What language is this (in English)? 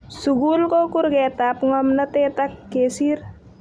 Kalenjin